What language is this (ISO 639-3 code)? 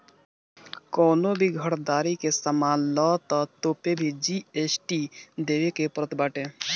bho